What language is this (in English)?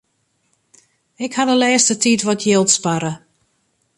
Western Frisian